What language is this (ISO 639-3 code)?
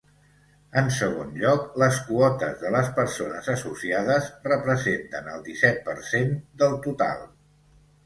cat